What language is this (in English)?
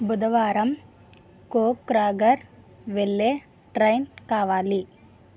Telugu